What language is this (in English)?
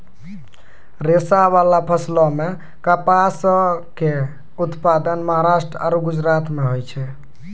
Maithili